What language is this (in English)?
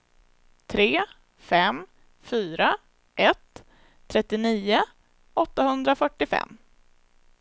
Swedish